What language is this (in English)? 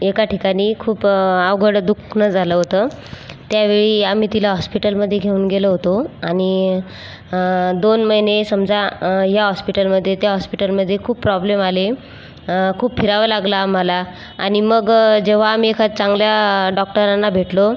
Marathi